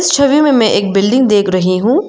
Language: Hindi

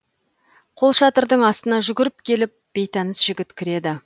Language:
Kazakh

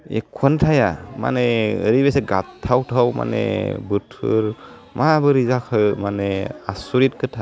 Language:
Bodo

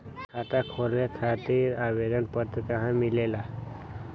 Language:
Magahi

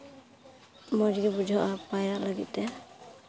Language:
Santali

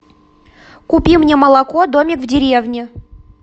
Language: Russian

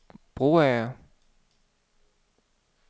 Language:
Danish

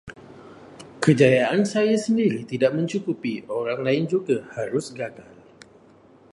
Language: Malay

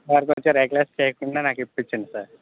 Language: Telugu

